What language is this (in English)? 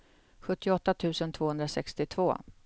Swedish